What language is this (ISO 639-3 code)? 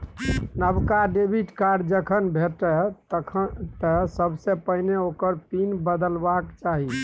mai